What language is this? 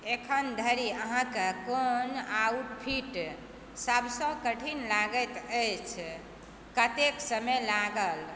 Maithili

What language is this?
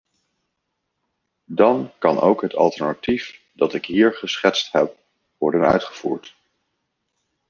Dutch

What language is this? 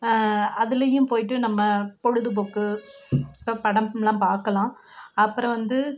Tamil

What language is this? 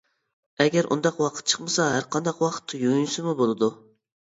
Uyghur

